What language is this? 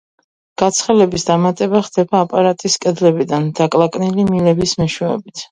Georgian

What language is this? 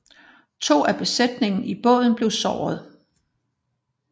Danish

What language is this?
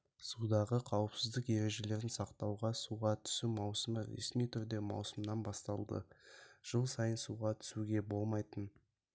Kazakh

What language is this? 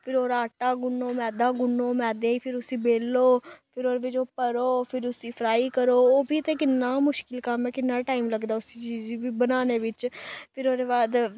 Dogri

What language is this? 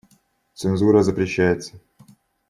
Russian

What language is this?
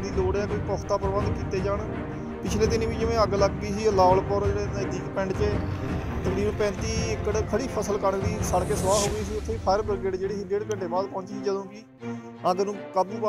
Hindi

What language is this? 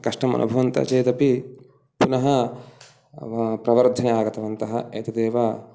Sanskrit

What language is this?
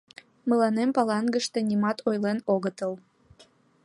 Mari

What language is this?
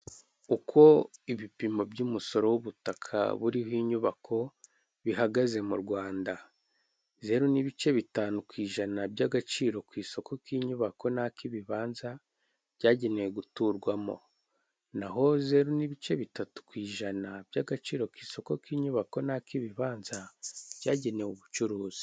Kinyarwanda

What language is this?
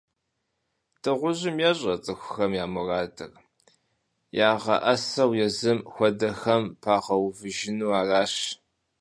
Kabardian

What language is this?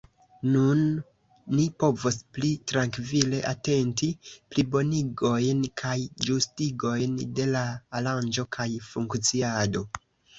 Esperanto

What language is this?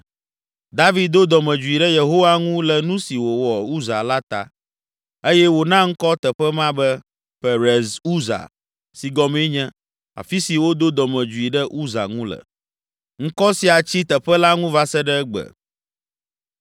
Ewe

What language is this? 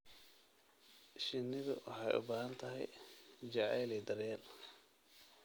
Somali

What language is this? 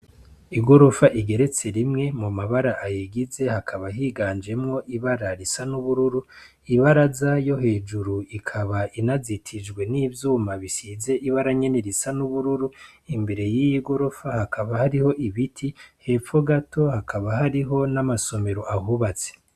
Rundi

